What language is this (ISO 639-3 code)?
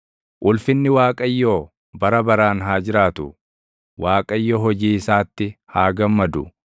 orm